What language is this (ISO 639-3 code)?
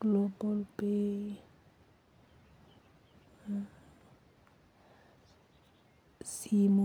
luo